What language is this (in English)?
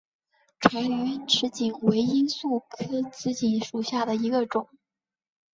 Chinese